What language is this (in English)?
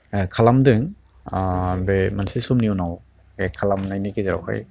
Bodo